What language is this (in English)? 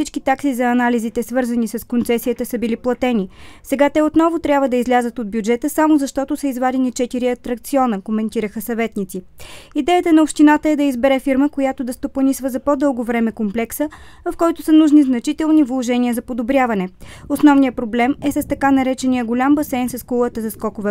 Bulgarian